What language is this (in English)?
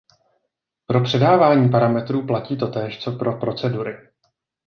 Czech